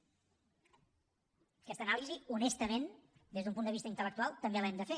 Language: Catalan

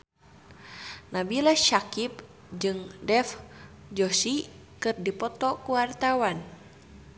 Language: Sundanese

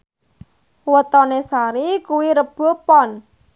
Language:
Javanese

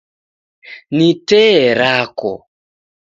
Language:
Taita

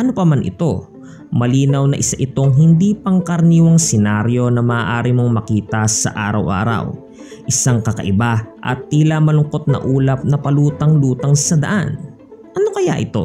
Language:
Filipino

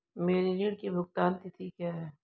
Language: Hindi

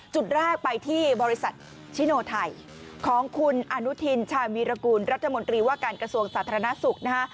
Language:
Thai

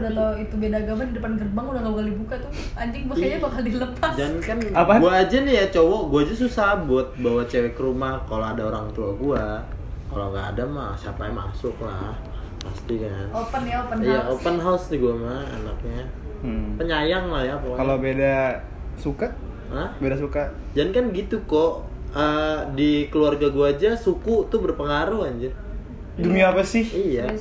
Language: Indonesian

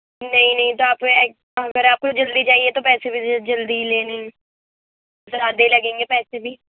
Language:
Urdu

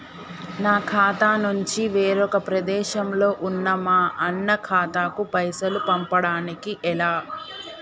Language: Telugu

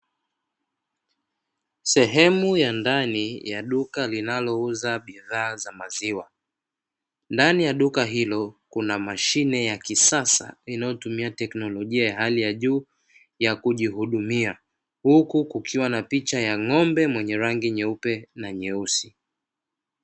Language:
Swahili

